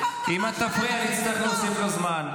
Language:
Hebrew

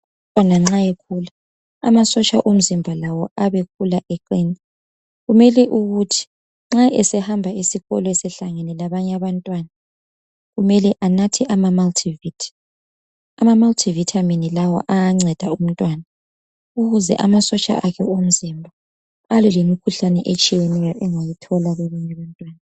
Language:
North Ndebele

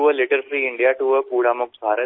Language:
Hindi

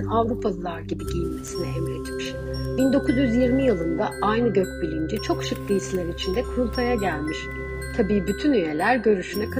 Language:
Turkish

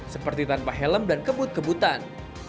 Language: Indonesian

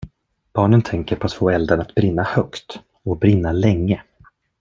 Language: Swedish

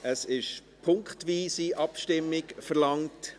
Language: Swiss German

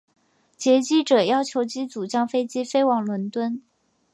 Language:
Chinese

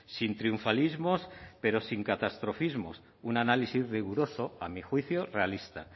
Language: Spanish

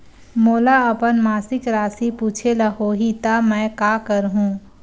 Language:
Chhattisgarhi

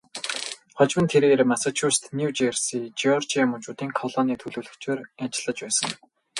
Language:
Mongolian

